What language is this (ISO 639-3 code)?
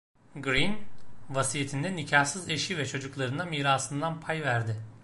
tur